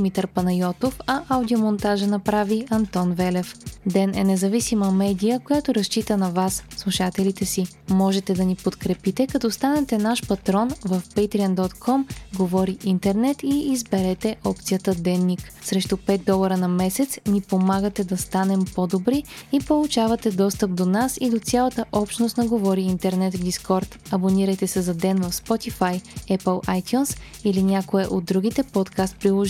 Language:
Bulgarian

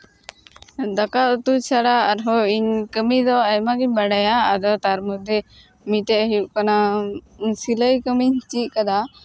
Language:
Santali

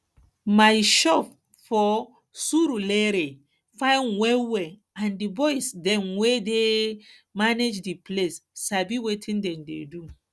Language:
Nigerian Pidgin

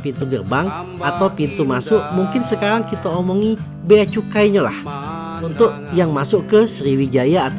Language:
Indonesian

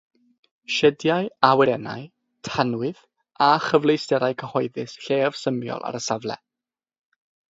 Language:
Welsh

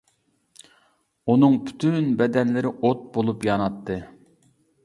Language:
Uyghur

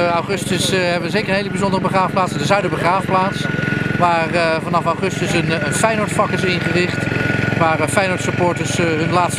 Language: Dutch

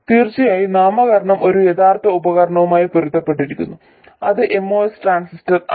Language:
Malayalam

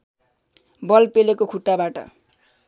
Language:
Nepali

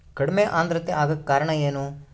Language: Kannada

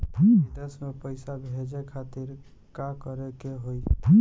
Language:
Bhojpuri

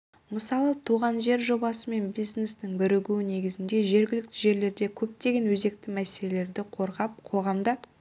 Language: Kazakh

